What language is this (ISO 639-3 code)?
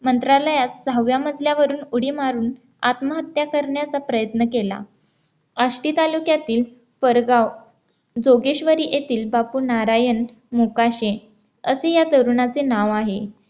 mar